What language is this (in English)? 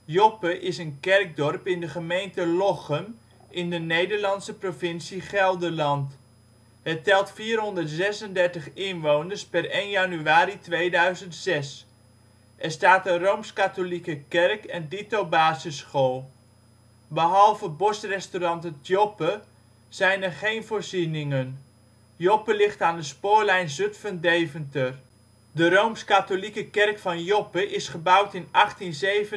Dutch